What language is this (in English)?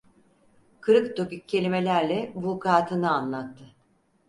Turkish